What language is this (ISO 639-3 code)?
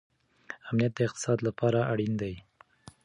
pus